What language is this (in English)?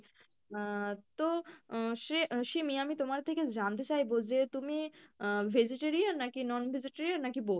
Bangla